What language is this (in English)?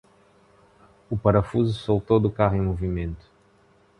Portuguese